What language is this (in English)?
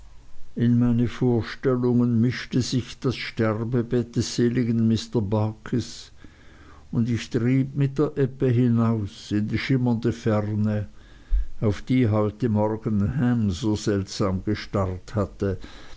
German